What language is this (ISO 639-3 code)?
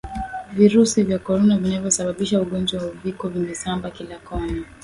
swa